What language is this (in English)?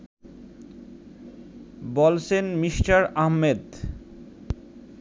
Bangla